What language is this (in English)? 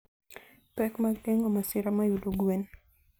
Luo (Kenya and Tanzania)